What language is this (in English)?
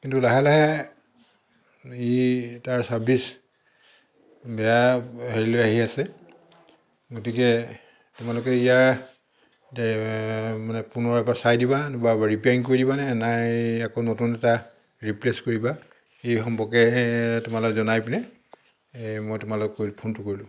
Assamese